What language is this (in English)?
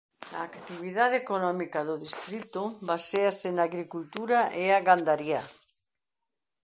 Galician